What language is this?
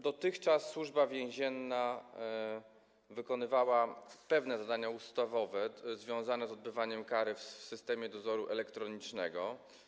Polish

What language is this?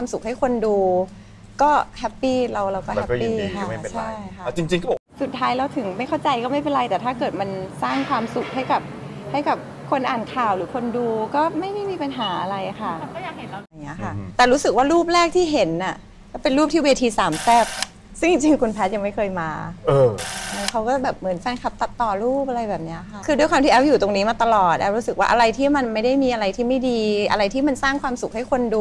Thai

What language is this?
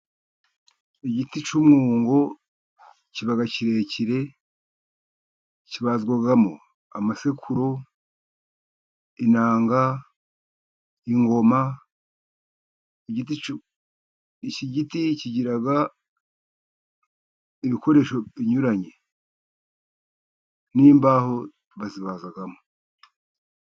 Kinyarwanda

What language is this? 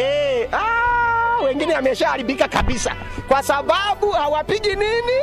Swahili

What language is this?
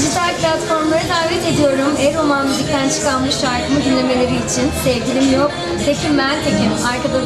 Turkish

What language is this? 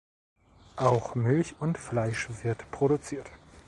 German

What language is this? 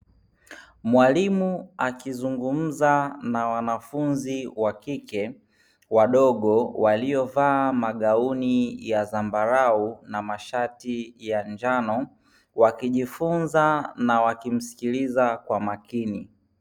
Swahili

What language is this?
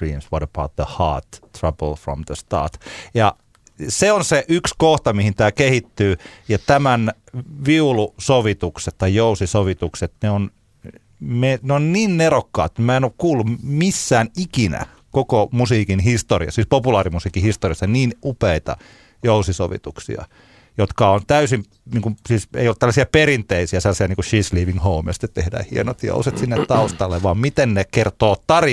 Finnish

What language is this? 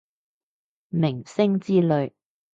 Cantonese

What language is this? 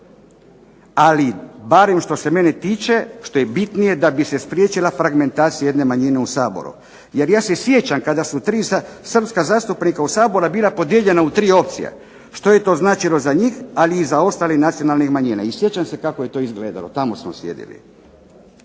Croatian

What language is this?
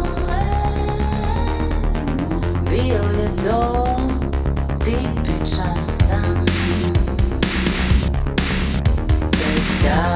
Croatian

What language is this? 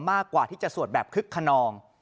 Thai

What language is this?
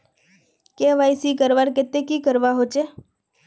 Magahi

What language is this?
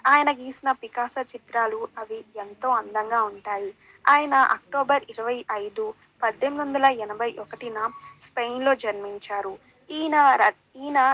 Telugu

